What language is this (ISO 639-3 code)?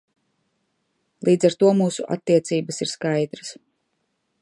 lav